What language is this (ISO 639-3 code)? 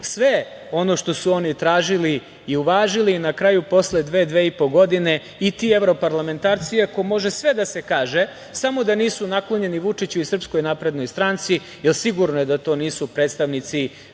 srp